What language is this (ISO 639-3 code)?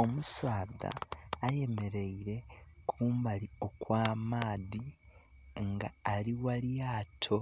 xog